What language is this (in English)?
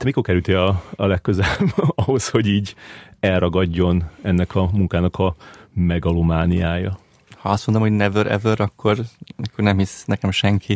Hungarian